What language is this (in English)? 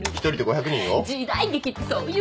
Japanese